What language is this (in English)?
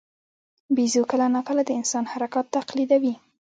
Pashto